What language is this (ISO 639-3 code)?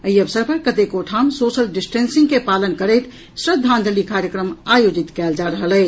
mai